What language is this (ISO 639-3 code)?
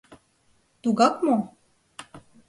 chm